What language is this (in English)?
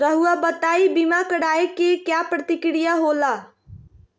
Magahi